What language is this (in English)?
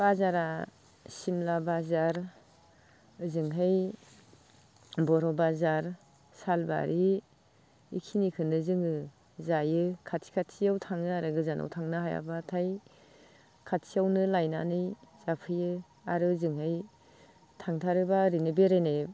Bodo